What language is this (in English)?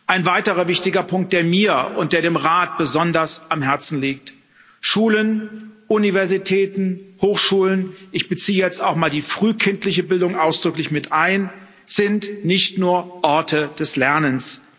German